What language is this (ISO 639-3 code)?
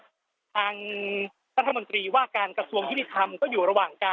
tha